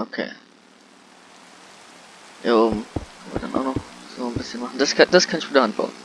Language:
German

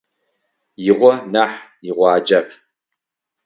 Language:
Adyghe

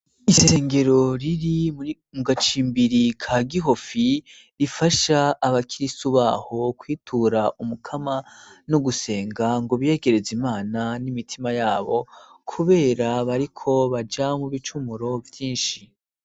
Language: Rundi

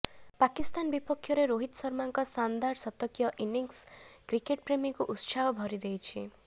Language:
Odia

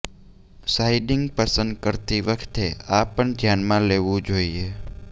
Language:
Gujarati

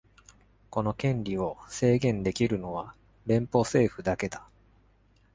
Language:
Japanese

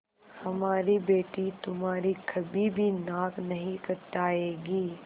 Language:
Hindi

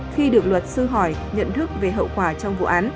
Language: Vietnamese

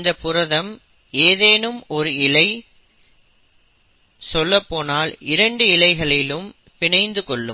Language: Tamil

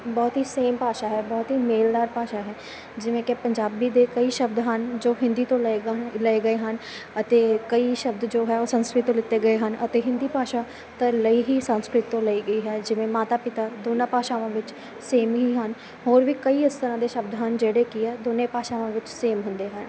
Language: Punjabi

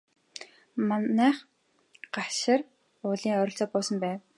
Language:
Mongolian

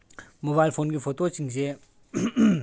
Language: Manipuri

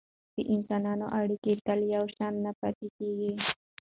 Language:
Pashto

